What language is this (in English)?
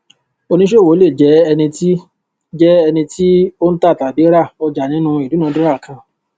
Yoruba